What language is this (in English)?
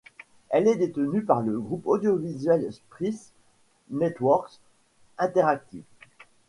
French